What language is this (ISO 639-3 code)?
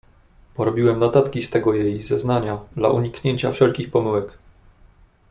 pol